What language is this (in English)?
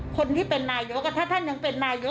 Thai